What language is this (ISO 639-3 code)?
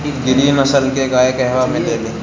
bho